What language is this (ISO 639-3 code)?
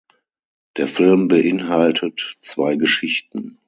deu